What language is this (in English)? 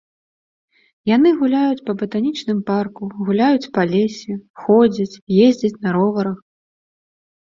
Belarusian